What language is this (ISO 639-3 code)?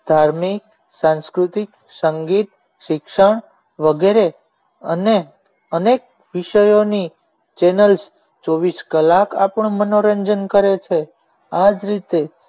guj